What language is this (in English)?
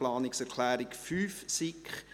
Swiss German